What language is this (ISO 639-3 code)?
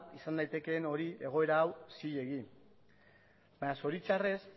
eus